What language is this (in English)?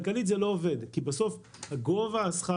Hebrew